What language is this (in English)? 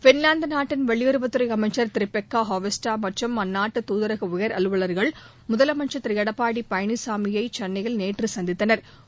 Tamil